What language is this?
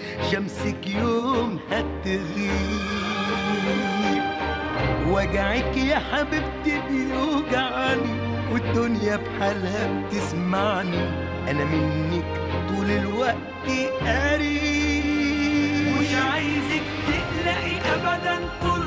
Arabic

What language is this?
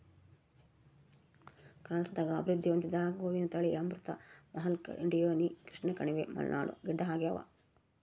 Kannada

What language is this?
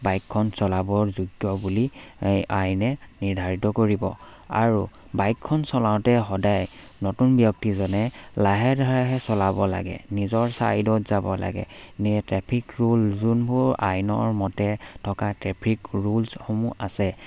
Assamese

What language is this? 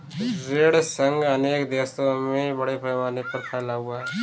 Hindi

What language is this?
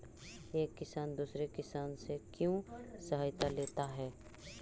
Magahi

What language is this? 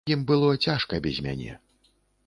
Belarusian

